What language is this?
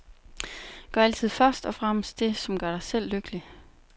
Danish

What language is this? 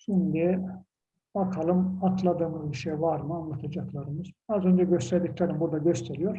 Turkish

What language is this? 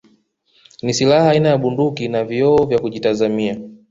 Swahili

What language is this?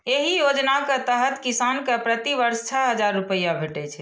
Maithili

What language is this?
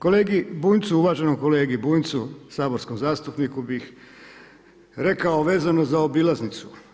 Croatian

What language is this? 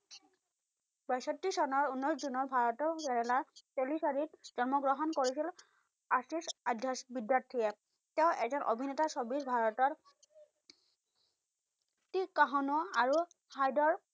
Assamese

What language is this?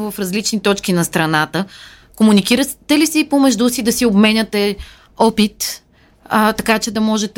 Bulgarian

